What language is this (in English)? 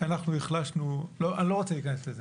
Hebrew